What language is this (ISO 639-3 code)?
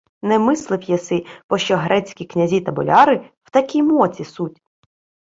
ukr